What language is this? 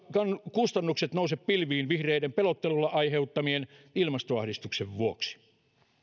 Finnish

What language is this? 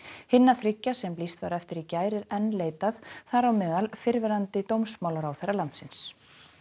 Icelandic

